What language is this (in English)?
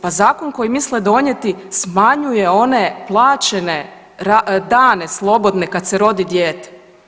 Croatian